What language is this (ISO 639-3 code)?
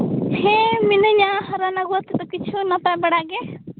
sat